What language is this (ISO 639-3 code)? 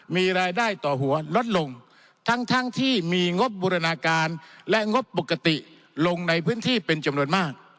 tha